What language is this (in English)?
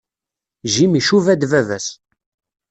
Kabyle